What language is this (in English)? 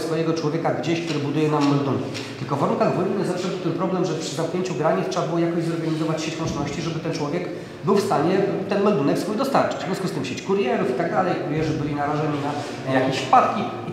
Polish